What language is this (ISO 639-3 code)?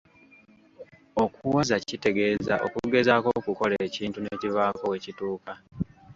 lug